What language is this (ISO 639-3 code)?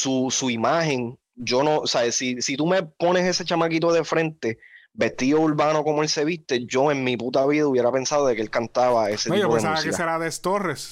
spa